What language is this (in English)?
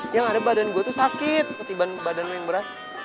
Indonesian